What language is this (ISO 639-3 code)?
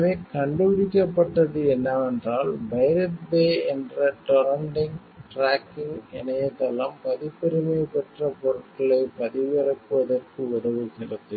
tam